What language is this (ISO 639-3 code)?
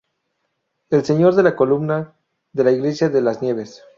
spa